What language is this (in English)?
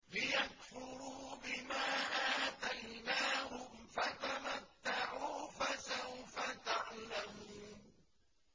Arabic